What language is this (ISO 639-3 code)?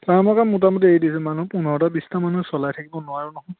asm